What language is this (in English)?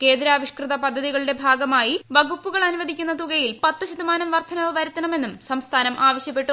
Malayalam